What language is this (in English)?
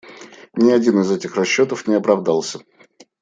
Russian